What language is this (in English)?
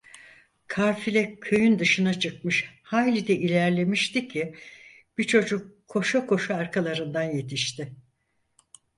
Turkish